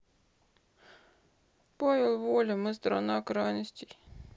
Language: Russian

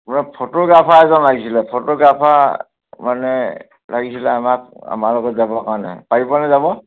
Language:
Assamese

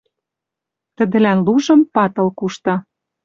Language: Western Mari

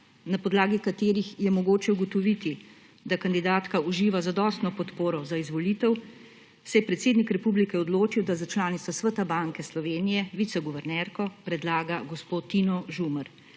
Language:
Slovenian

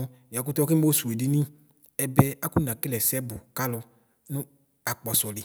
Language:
Ikposo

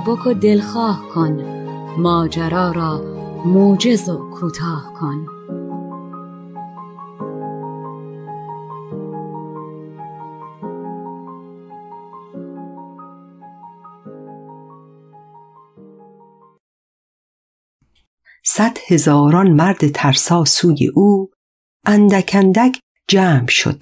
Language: Persian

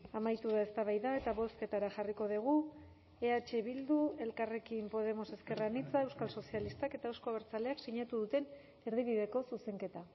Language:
Basque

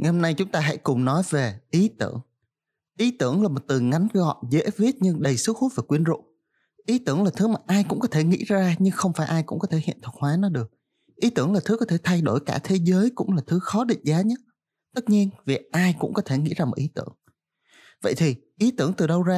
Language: Vietnamese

